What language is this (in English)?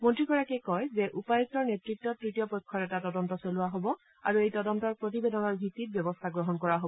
Assamese